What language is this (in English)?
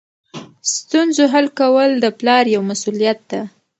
Pashto